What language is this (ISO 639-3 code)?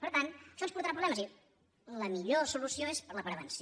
cat